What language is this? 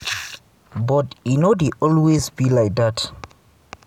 Nigerian Pidgin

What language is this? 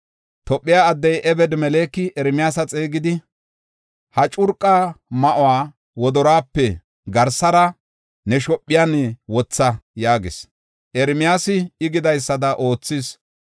Gofa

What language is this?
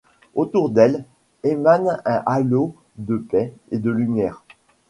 French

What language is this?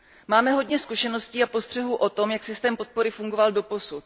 Czech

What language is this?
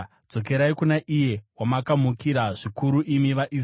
Shona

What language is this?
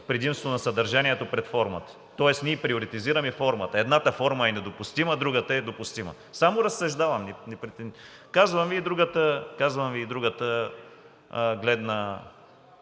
Bulgarian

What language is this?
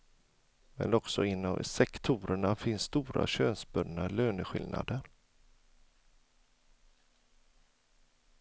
Swedish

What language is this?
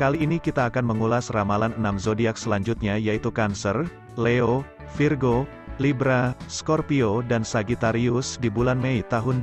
Indonesian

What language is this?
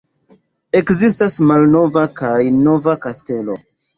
Esperanto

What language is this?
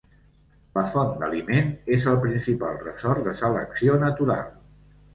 Catalan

